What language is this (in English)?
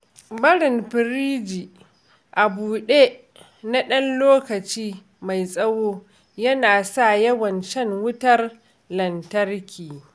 Hausa